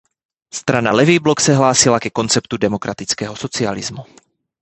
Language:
Czech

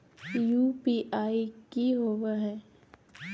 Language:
Magahi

